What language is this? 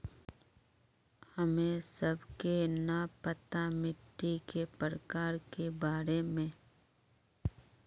Magahi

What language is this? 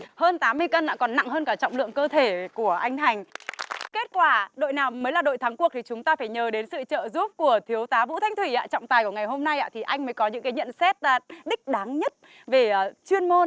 Vietnamese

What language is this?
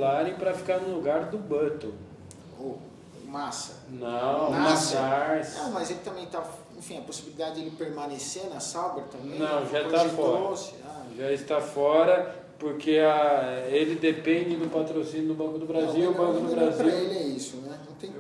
Portuguese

